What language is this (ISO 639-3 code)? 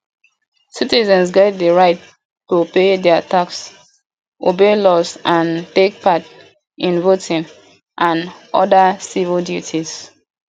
pcm